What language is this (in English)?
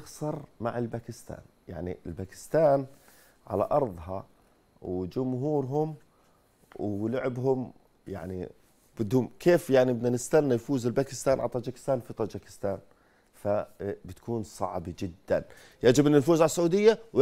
Arabic